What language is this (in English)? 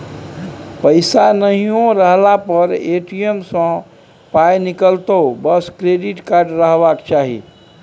Maithili